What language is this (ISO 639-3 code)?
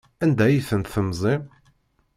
kab